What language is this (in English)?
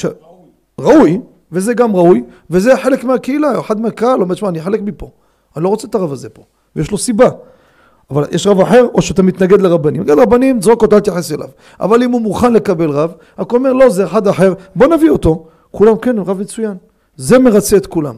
Hebrew